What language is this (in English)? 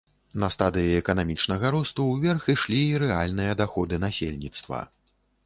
Belarusian